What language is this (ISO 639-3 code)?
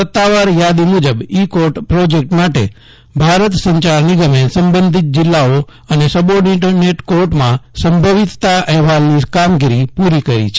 guj